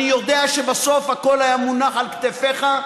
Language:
Hebrew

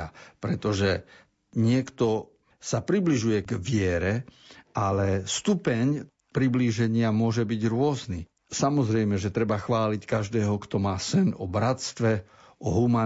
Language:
Slovak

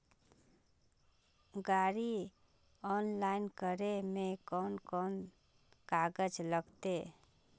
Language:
Magahi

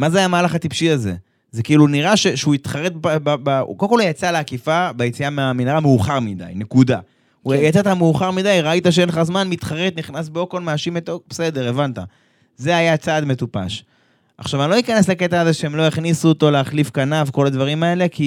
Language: Hebrew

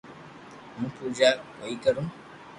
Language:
Loarki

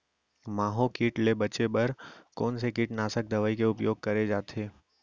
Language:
Chhattisgarhi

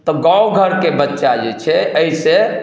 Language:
Maithili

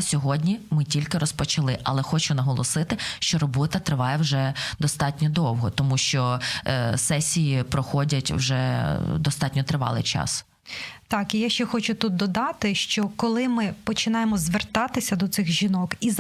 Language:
Ukrainian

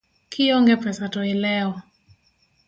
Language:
Luo (Kenya and Tanzania)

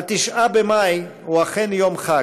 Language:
Hebrew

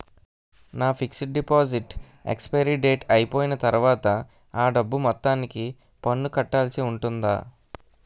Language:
Telugu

